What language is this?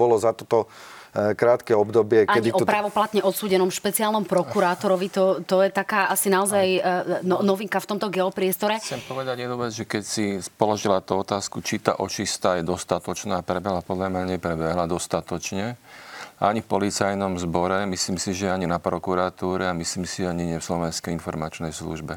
Slovak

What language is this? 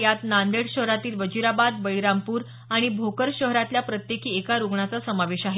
Marathi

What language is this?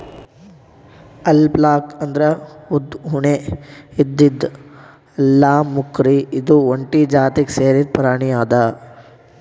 Kannada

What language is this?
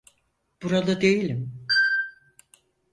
Turkish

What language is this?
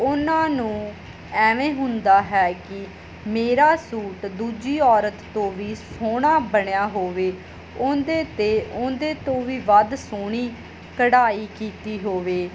Punjabi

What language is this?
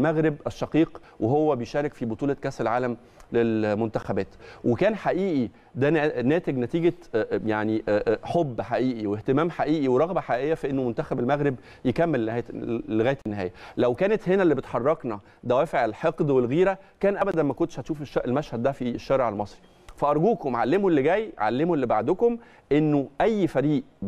Arabic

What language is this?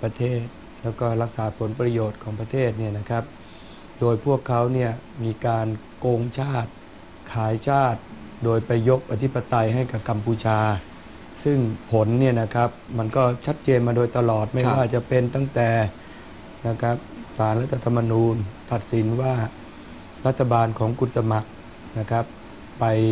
Thai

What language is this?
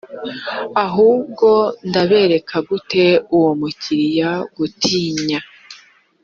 Kinyarwanda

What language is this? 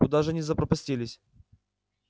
Russian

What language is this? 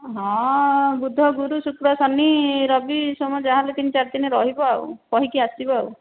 Odia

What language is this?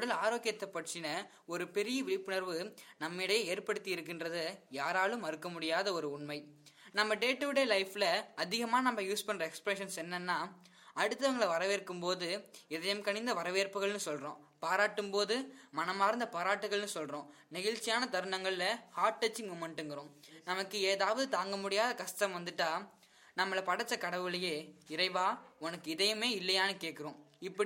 Tamil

